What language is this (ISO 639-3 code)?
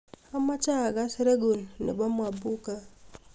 kln